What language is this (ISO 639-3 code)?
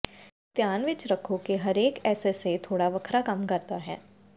pan